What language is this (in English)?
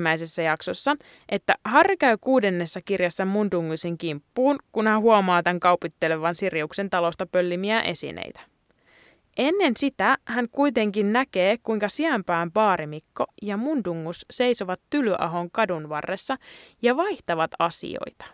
Finnish